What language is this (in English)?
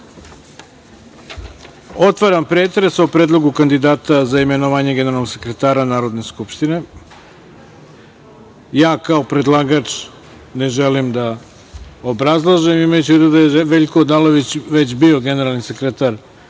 Serbian